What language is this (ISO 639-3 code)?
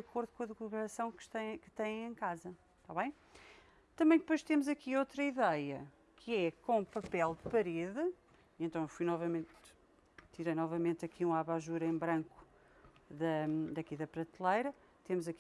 por